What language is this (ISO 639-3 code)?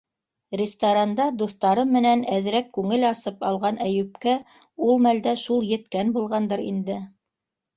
bak